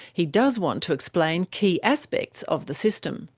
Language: English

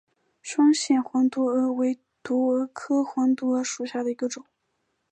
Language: Chinese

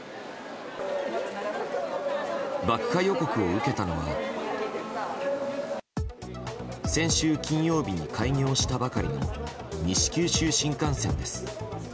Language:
Japanese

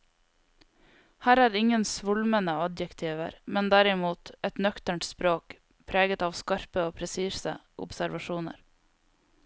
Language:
Norwegian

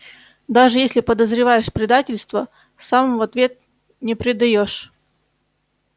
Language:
Russian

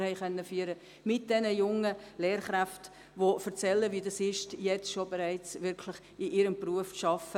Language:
Swiss German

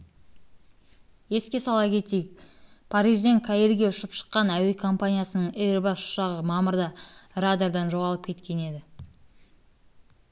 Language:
Kazakh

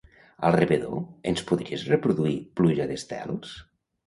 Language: Catalan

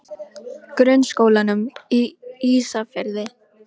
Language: Icelandic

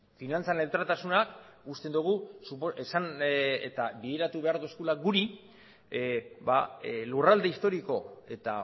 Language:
Basque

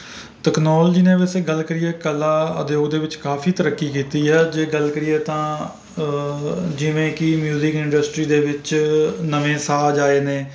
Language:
Punjabi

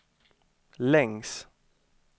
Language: Swedish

